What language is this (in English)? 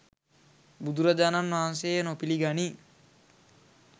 Sinhala